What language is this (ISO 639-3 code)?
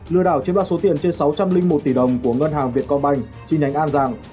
vie